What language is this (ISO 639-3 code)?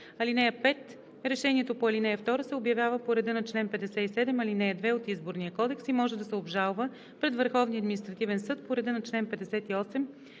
bul